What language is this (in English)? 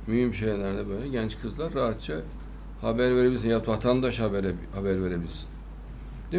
Turkish